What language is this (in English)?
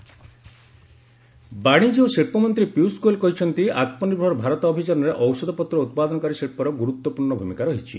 Odia